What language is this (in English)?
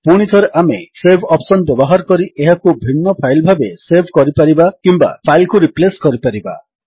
Odia